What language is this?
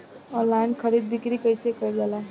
Bhojpuri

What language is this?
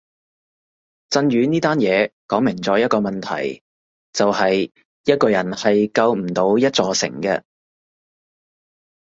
Cantonese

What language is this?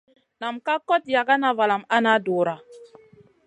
Masana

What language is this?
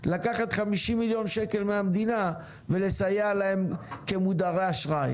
Hebrew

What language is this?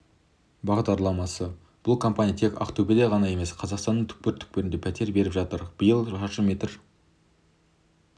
Kazakh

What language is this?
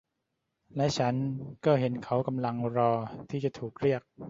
Thai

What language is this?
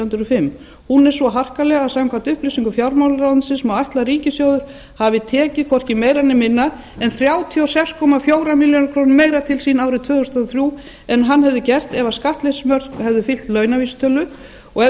Icelandic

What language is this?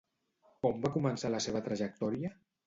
Catalan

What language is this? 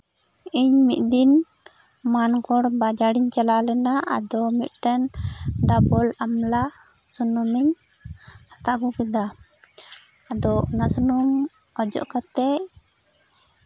Santali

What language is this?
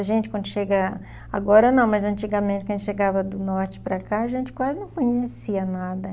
Portuguese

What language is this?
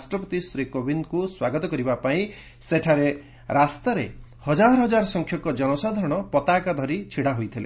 Odia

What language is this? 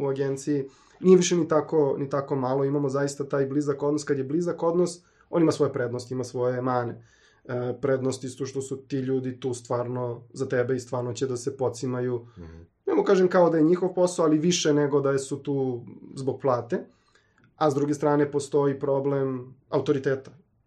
Croatian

